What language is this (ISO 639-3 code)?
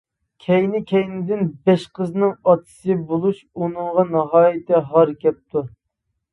uig